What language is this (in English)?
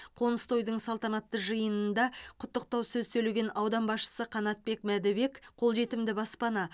Kazakh